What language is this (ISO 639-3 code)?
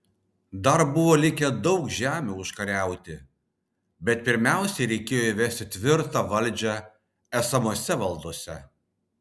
lit